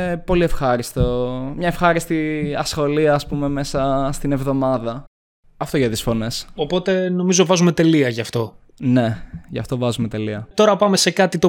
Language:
Greek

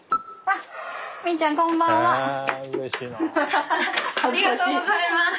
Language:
Japanese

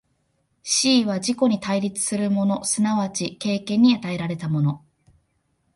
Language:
Japanese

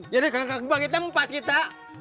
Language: Indonesian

